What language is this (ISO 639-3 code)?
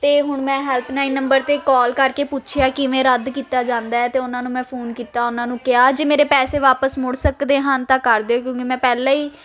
pan